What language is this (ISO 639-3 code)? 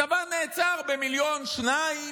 heb